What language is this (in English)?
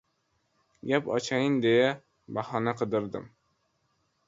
Uzbek